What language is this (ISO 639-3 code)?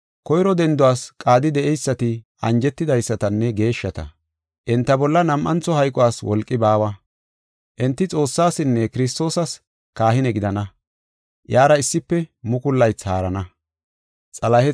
gof